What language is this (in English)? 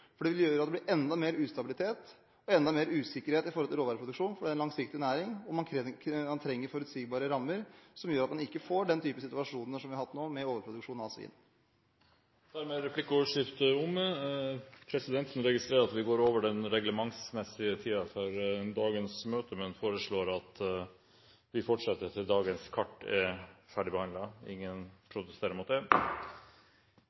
Norwegian Bokmål